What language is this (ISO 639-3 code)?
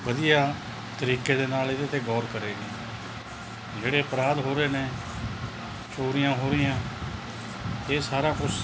pan